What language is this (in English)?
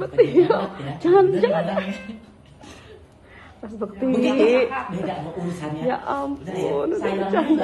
Indonesian